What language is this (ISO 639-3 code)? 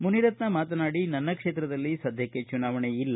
kan